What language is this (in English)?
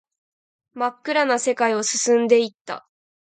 Japanese